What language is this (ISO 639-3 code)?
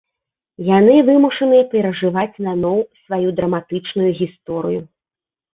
bel